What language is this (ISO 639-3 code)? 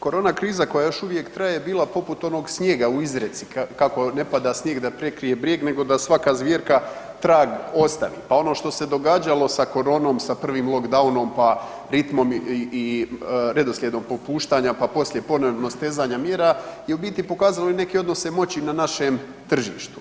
hrv